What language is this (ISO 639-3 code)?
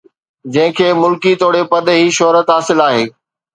snd